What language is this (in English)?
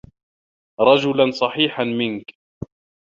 Arabic